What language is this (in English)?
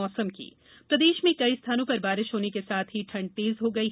Hindi